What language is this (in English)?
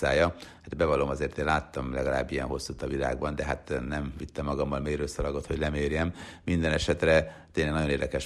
Hungarian